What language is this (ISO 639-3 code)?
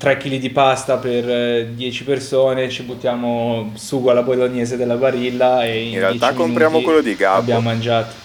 ita